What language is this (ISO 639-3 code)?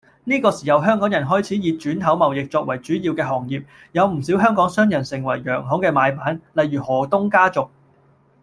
yue